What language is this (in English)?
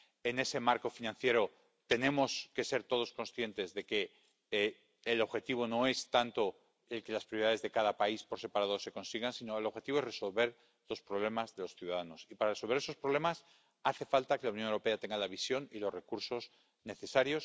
Spanish